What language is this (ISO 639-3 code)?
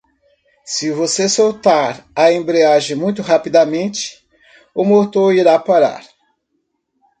por